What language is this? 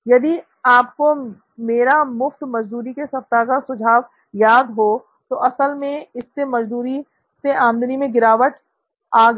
Hindi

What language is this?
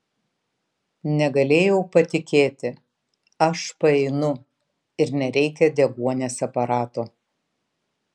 Lithuanian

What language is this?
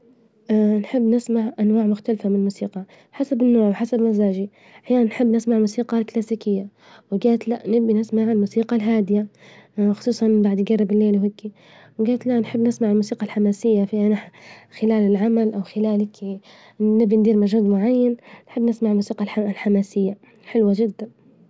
Libyan Arabic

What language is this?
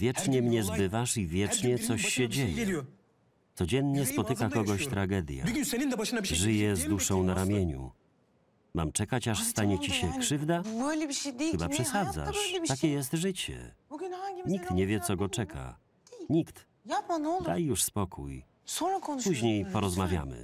Polish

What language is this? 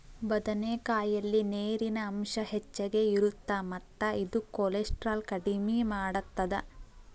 Kannada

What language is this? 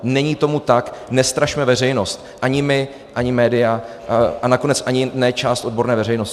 Czech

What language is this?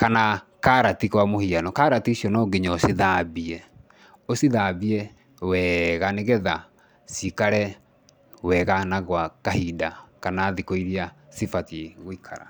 Kikuyu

